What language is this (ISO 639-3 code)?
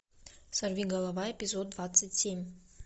rus